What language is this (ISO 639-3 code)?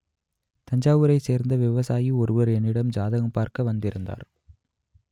tam